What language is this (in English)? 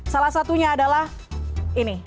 Indonesian